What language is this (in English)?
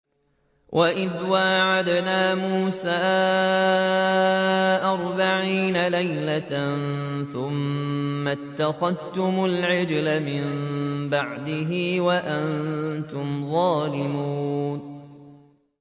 Arabic